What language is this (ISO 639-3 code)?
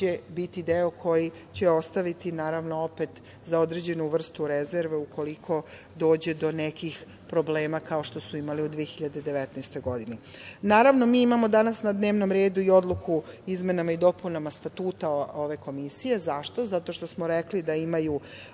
srp